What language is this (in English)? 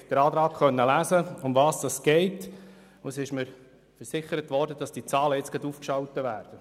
Swiss German